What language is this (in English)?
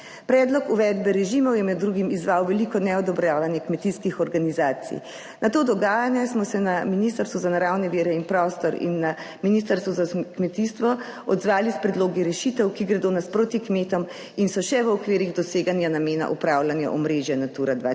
Slovenian